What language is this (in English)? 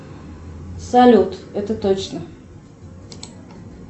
Russian